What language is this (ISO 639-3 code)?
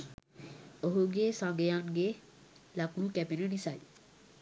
sin